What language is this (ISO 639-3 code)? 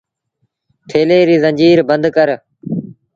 sbn